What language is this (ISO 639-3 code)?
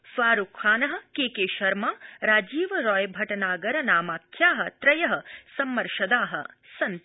san